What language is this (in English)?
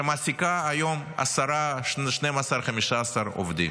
Hebrew